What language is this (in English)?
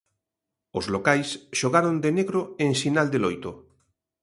Galician